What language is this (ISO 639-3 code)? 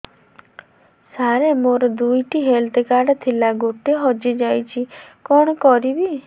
ori